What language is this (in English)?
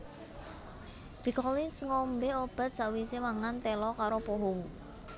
Javanese